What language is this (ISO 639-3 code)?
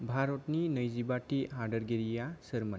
brx